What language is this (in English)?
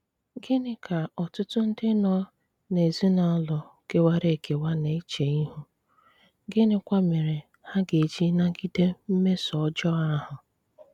Igbo